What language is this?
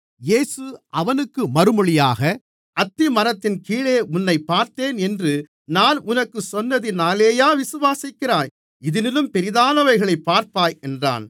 Tamil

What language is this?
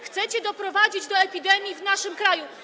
Polish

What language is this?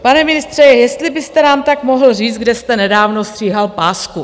Czech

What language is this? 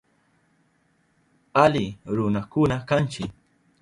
Southern Pastaza Quechua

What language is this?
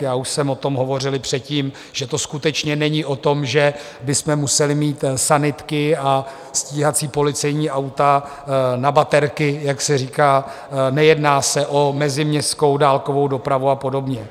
Czech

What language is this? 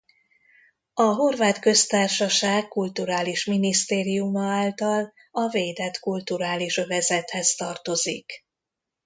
Hungarian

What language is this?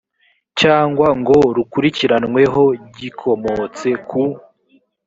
Kinyarwanda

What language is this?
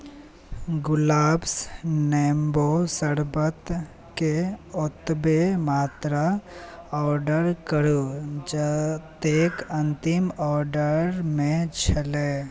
Maithili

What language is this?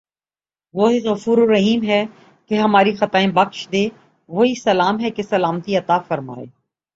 Urdu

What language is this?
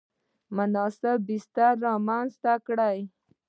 Pashto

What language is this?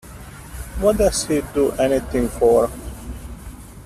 English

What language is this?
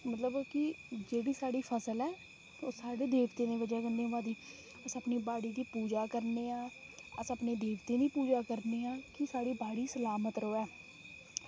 Dogri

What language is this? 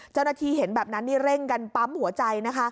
Thai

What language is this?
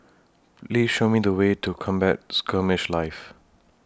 English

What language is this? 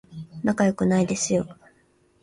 Japanese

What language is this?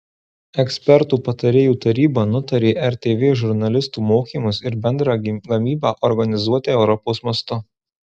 Lithuanian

